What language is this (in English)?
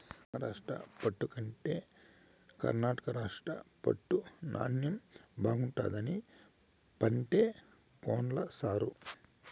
Telugu